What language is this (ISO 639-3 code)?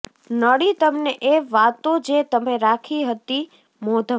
guj